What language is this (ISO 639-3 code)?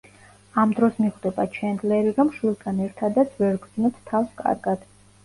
kat